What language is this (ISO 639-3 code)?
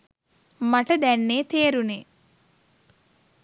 sin